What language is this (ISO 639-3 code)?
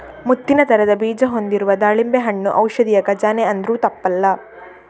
kan